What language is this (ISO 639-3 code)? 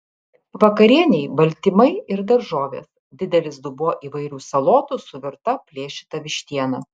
lit